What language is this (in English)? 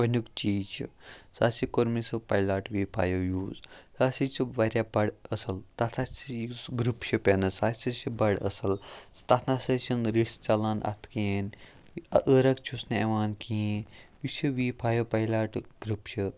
Kashmiri